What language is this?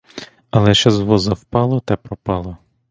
Ukrainian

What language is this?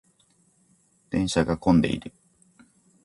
Japanese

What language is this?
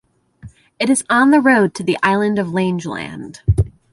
English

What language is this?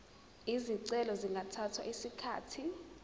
Zulu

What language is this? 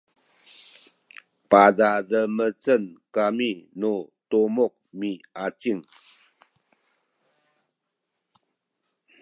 Sakizaya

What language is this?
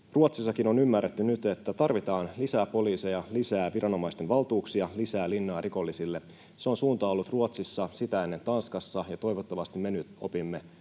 Finnish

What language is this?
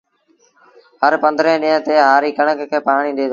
Sindhi Bhil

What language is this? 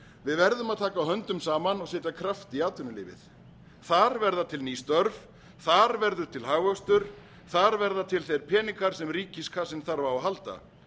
Icelandic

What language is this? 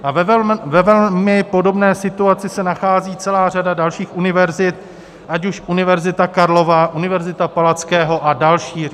Czech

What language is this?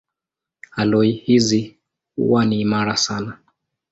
Swahili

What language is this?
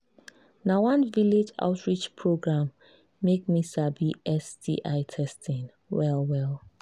Nigerian Pidgin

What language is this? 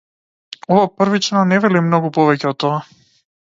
Macedonian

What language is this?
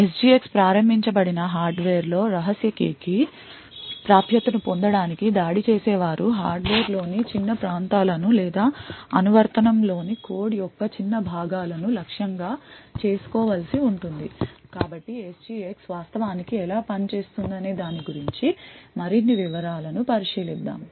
Telugu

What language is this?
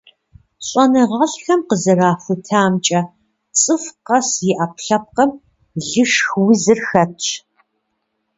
Kabardian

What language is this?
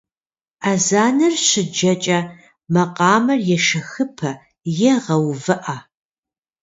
Kabardian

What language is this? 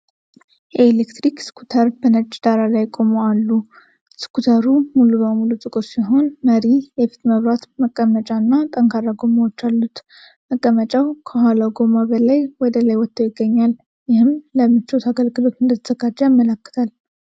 Amharic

